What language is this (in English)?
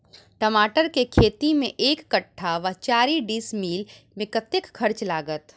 Maithili